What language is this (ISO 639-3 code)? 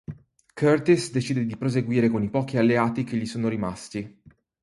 ita